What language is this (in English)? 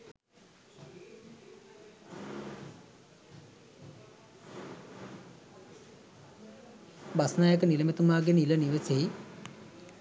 Sinhala